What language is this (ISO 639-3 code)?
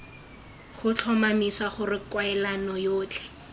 tsn